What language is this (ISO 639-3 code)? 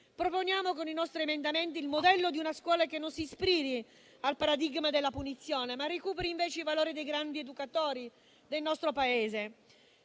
ita